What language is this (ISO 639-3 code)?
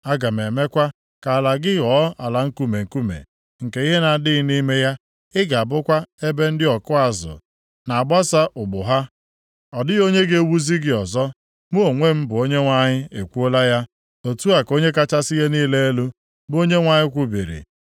ibo